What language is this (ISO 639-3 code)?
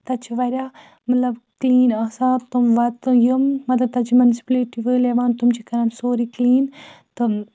kas